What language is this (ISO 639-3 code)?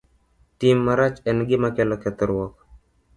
luo